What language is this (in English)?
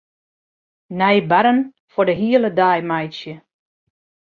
Western Frisian